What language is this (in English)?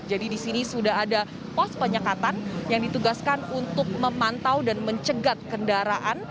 Indonesian